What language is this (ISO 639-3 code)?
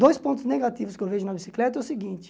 por